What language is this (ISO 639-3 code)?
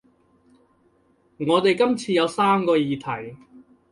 yue